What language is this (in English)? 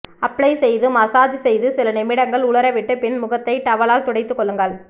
Tamil